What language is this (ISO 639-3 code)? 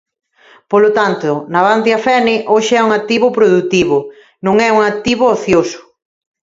glg